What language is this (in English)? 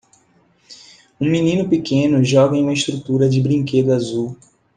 Portuguese